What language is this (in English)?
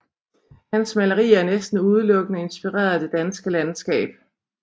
Danish